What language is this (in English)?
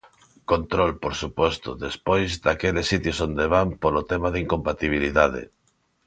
Galician